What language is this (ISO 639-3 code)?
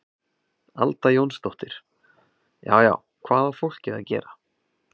isl